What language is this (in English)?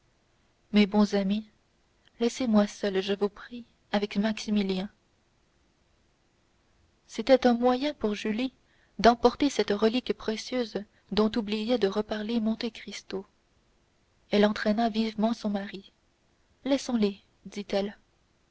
French